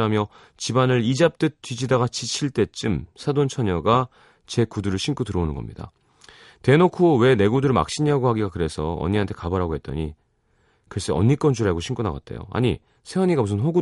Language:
Korean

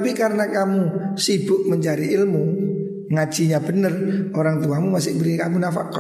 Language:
Indonesian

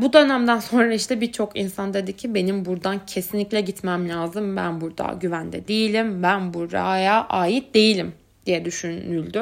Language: Turkish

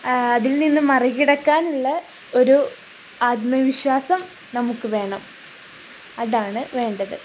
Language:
Malayalam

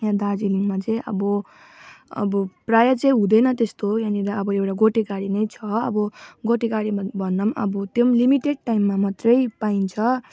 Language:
Nepali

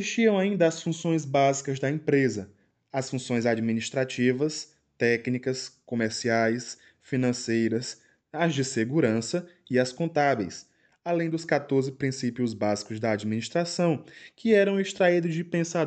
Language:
Portuguese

